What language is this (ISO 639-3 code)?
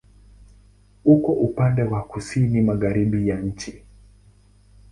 swa